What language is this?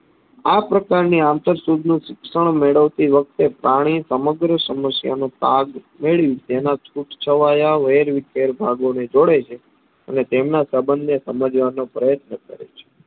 Gujarati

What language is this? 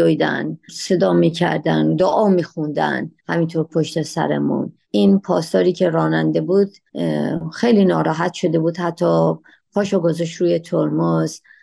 Persian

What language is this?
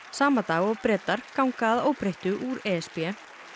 Icelandic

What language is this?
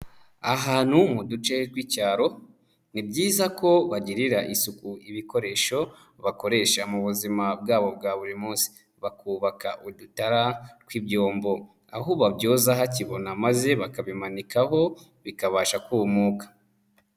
Kinyarwanda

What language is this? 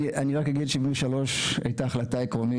Hebrew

